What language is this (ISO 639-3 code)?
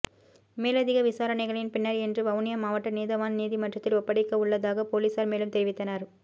tam